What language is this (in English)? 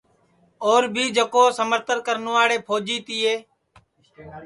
Sansi